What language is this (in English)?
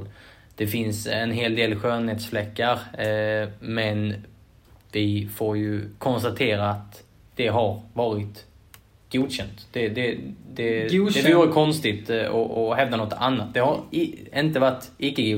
Swedish